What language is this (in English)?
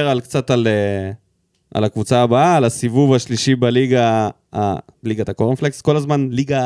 Hebrew